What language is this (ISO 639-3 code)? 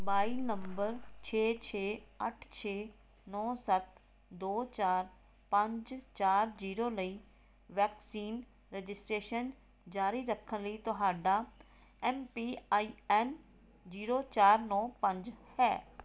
pan